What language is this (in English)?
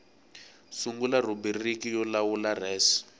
Tsonga